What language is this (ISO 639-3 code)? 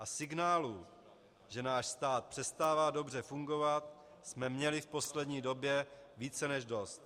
ces